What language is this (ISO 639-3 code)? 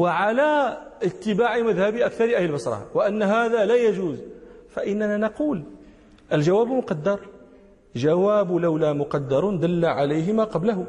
ara